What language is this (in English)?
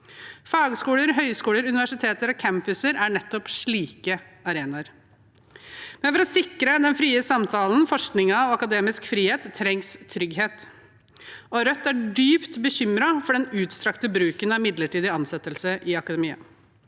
Norwegian